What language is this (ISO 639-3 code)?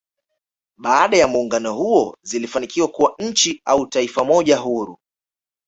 swa